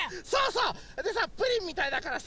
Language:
Japanese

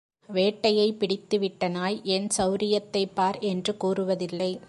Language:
Tamil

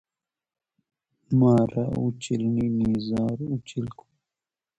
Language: Hazaragi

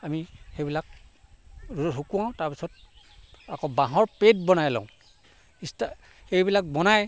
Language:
Assamese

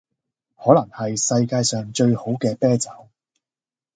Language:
Cantonese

